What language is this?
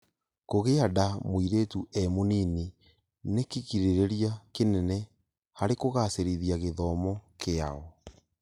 Kikuyu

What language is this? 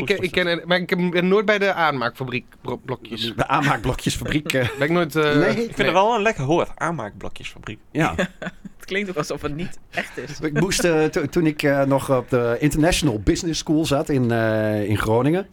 Dutch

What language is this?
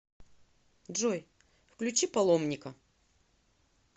Russian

